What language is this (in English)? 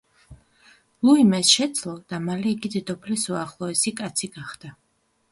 Georgian